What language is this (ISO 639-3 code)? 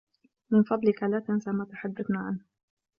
ara